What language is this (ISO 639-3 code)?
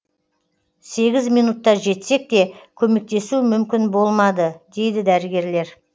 kaz